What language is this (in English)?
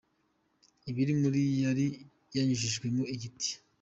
Kinyarwanda